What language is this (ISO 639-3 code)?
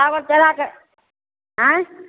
mai